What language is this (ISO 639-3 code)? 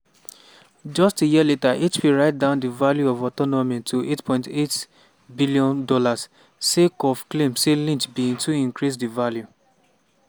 pcm